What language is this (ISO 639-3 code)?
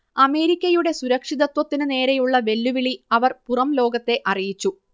mal